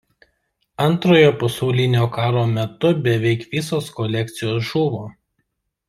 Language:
Lithuanian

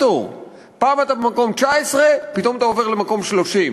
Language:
Hebrew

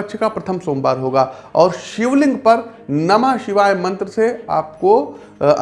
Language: Hindi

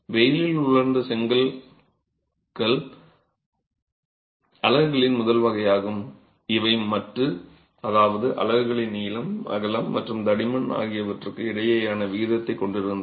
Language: Tamil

